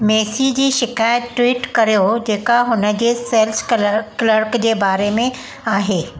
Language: Sindhi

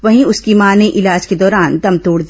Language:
Hindi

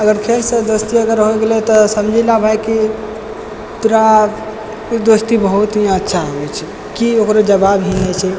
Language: Maithili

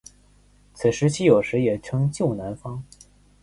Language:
Chinese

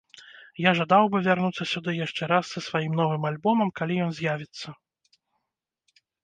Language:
Belarusian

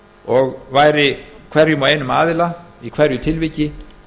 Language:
Icelandic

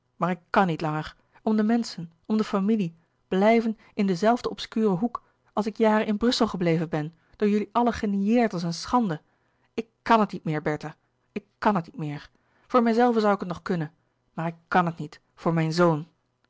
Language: Dutch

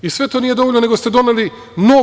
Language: Serbian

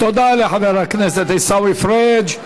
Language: Hebrew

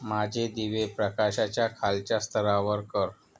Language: Marathi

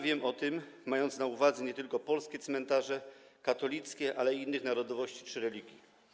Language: Polish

